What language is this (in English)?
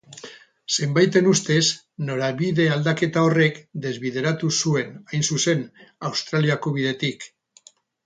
Basque